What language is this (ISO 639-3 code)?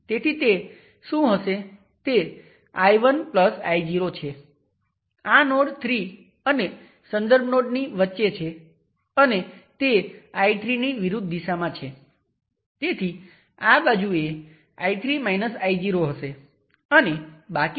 guj